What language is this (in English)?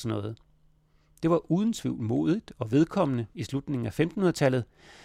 Danish